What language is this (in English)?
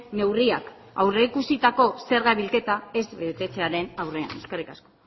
Basque